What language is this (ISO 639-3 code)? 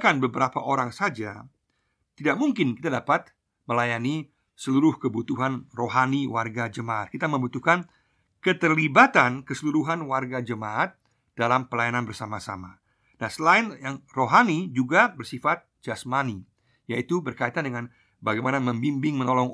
ind